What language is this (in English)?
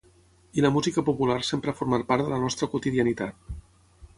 Catalan